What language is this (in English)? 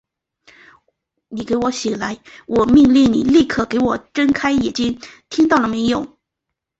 Chinese